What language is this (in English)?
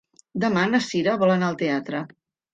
Catalan